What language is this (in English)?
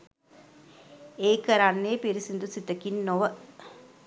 Sinhala